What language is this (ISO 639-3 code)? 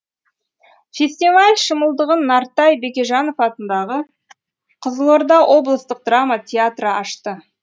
kaz